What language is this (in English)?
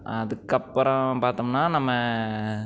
Tamil